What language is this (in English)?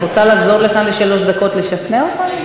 Hebrew